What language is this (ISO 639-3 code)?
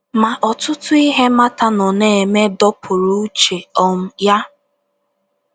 ibo